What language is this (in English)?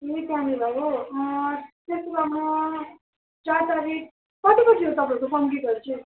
Nepali